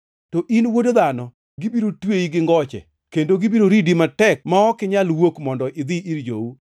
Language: Luo (Kenya and Tanzania)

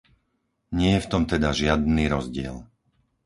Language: Slovak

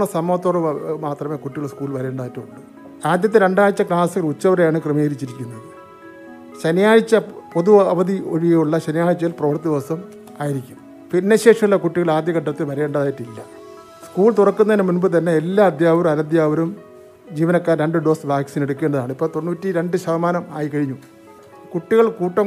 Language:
Malayalam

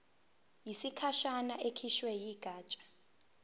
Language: Zulu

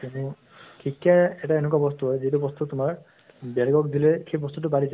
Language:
Assamese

